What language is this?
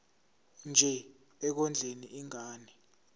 Zulu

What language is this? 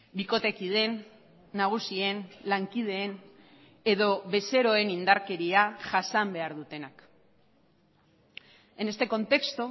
Basque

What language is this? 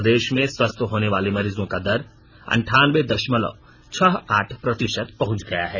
Hindi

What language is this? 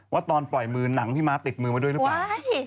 Thai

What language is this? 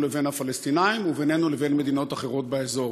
Hebrew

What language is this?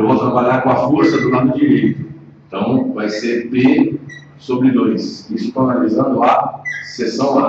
Portuguese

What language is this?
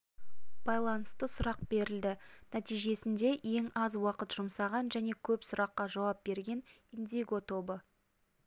Kazakh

